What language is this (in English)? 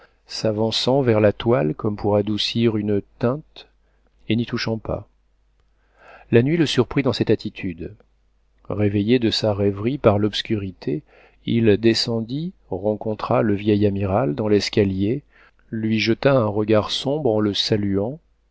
French